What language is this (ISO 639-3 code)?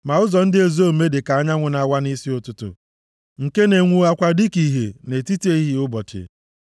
ibo